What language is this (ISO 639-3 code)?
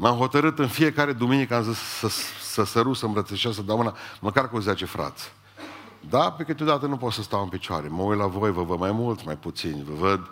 ron